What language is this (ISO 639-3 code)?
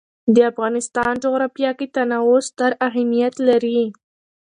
pus